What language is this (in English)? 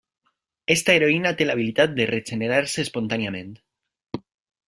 Catalan